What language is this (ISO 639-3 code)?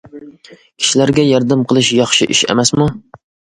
uig